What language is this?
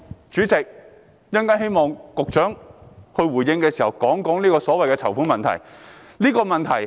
Cantonese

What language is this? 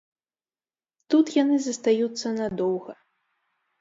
Belarusian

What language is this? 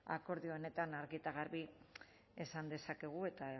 Basque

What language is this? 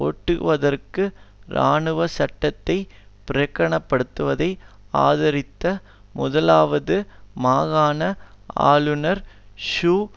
Tamil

